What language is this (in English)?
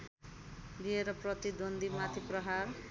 Nepali